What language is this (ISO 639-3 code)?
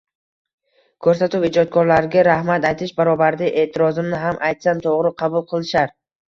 uzb